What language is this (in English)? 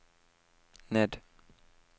Norwegian